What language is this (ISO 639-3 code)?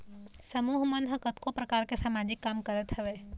hne